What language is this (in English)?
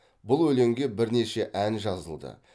Kazakh